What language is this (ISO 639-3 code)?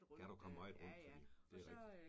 dan